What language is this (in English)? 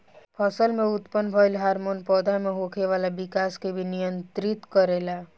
Bhojpuri